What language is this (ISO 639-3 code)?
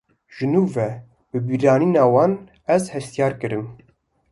kur